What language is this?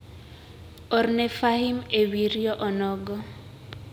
Luo (Kenya and Tanzania)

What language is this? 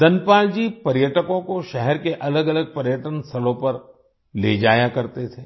Hindi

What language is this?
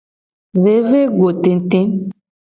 Gen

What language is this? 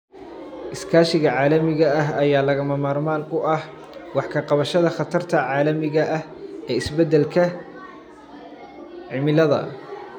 Somali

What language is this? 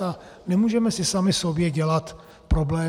Czech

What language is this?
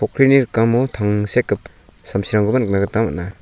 Garo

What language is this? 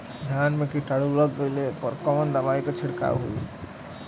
Bhojpuri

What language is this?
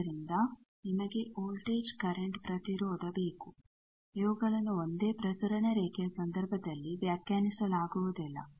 Kannada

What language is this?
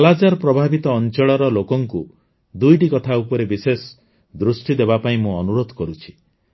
Odia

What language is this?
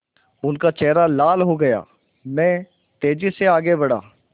Hindi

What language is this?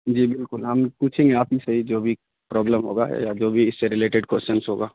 Urdu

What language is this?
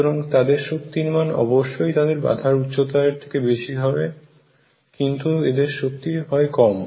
Bangla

